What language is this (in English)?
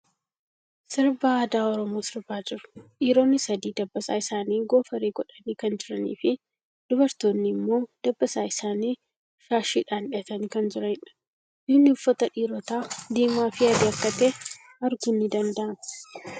Oromo